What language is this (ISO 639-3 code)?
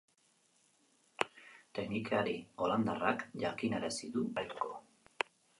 eus